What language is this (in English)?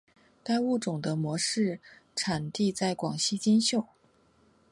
Chinese